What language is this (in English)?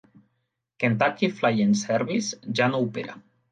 Catalan